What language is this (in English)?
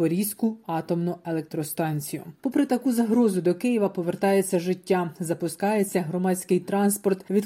Ukrainian